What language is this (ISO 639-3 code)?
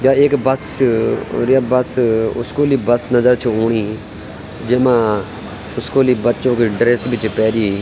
gbm